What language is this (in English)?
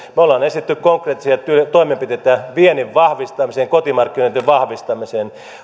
Finnish